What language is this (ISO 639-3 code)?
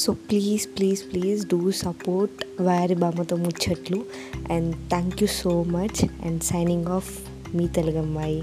tel